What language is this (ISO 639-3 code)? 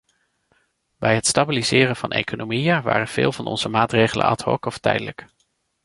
nld